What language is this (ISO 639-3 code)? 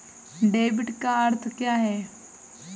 hin